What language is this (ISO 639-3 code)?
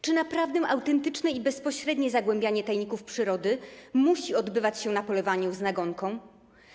pol